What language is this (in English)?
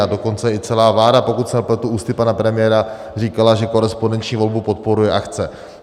Czech